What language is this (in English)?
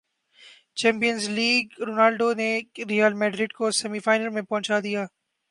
Urdu